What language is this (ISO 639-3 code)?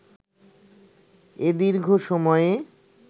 ben